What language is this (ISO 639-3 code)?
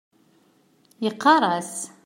kab